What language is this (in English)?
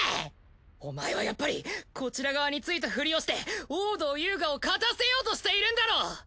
Japanese